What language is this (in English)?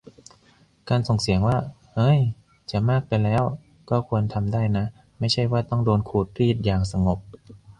Thai